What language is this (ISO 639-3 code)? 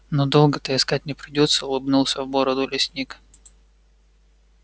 rus